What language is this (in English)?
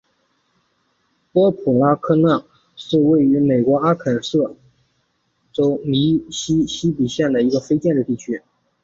Chinese